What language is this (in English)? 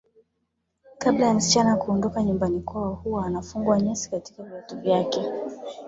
Swahili